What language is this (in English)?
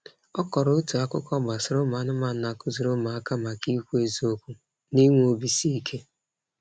Igbo